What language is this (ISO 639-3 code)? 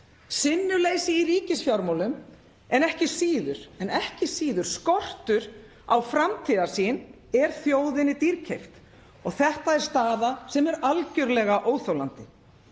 isl